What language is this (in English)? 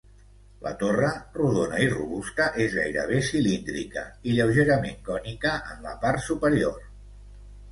Catalan